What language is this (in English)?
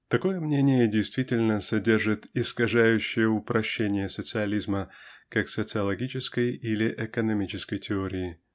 Russian